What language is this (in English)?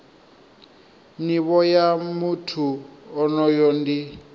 Venda